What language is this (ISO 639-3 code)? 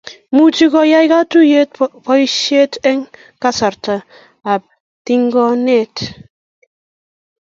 kln